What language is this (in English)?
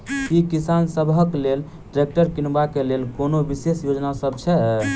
Maithili